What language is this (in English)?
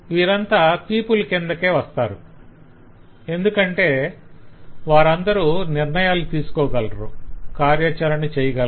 Telugu